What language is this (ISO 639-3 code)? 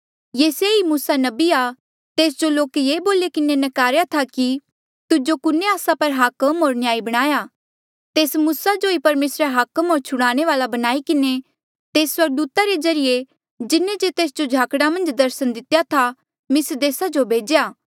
mjl